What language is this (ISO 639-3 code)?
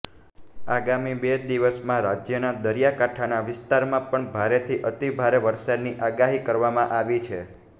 guj